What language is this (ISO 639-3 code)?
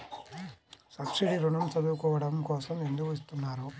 tel